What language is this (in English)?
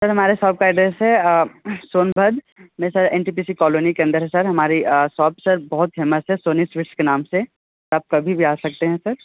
Hindi